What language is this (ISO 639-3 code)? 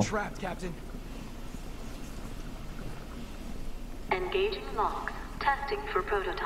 rus